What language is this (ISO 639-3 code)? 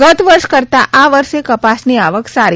guj